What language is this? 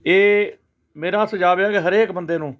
Punjabi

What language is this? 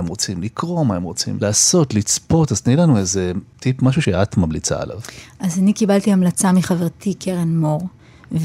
Hebrew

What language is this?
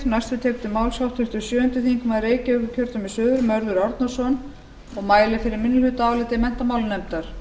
Icelandic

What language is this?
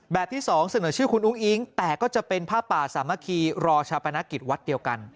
Thai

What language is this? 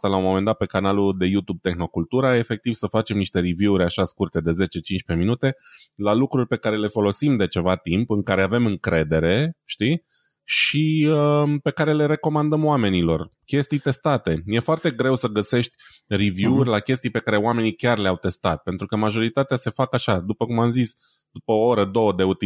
Romanian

